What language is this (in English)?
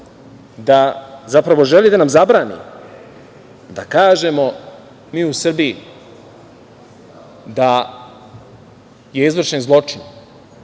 Serbian